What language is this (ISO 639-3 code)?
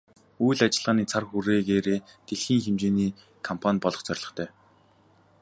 mon